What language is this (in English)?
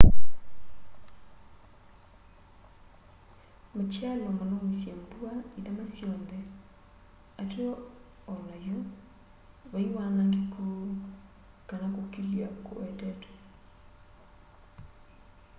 Kamba